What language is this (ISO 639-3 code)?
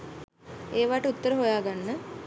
sin